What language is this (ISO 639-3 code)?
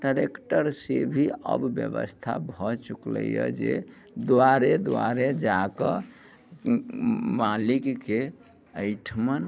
mai